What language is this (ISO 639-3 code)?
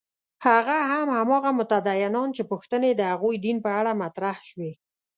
pus